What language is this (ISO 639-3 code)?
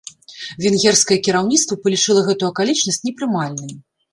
bel